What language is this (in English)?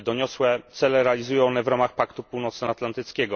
Polish